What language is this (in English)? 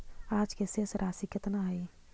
Magahi